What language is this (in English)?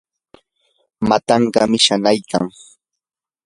Yanahuanca Pasco Quechua